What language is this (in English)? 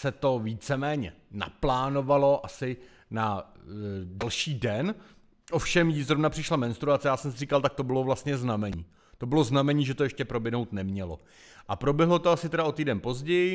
Czech